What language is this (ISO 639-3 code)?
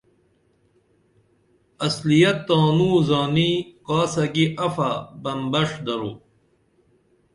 dml